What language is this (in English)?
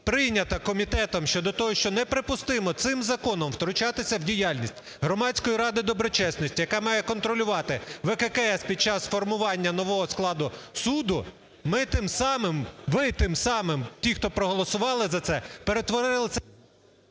Ukrainian